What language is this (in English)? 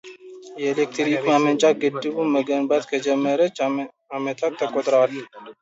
Amharic